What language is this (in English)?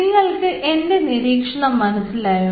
Malayalam